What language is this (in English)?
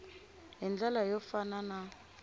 Tsonga